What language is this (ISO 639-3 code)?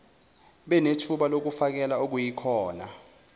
zul